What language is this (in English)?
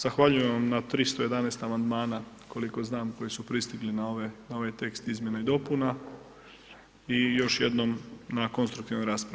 Croatian